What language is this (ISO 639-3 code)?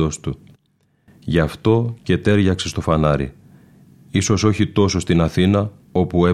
ell